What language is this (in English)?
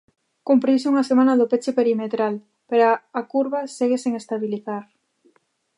Galician